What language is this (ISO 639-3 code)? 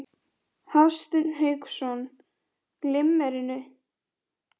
isl